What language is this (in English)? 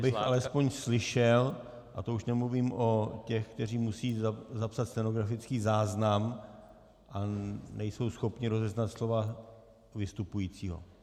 Czech